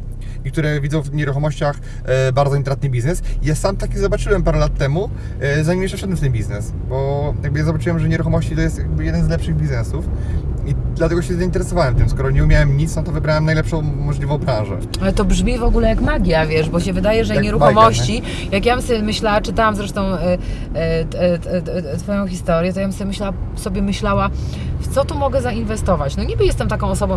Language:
Polish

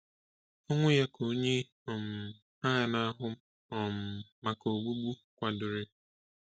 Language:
Igbo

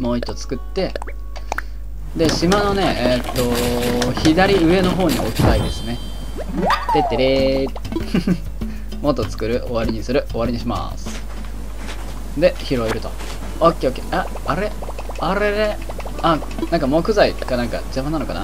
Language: Japanese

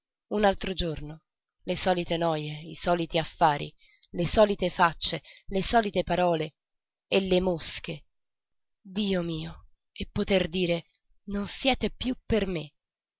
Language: Italian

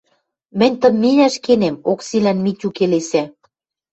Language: Western Mari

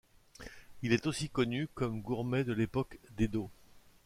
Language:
French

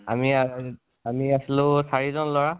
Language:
Assamese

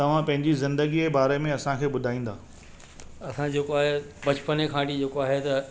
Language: Sindhi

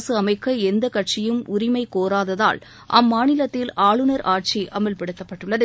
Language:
Tamil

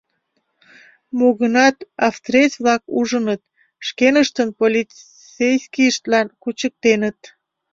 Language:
Mari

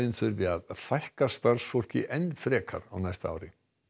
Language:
Icelandic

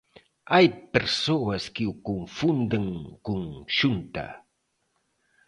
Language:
Galician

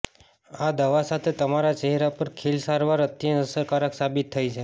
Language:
Gujarati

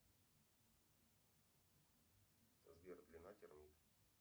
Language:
Russian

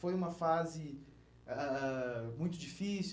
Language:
Portuguese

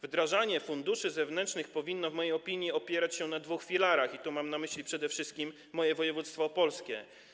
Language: Polish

